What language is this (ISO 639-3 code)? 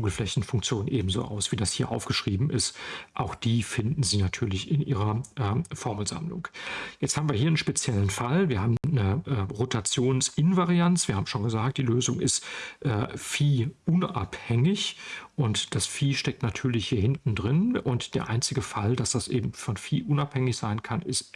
deu